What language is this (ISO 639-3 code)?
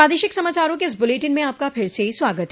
hin